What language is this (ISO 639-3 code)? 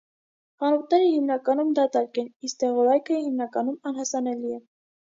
hye